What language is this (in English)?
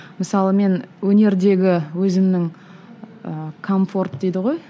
Kazakh